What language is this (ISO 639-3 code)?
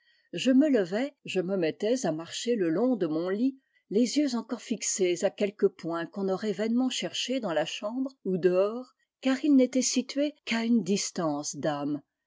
fra